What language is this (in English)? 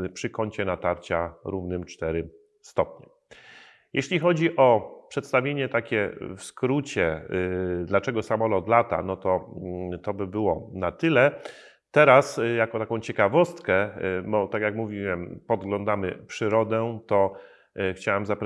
Polish